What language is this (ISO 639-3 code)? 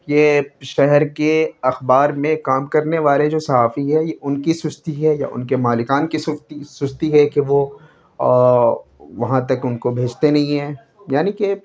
urd